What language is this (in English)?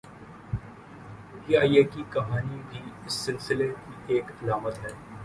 Urdu